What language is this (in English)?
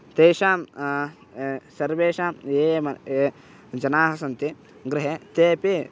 Sanskrit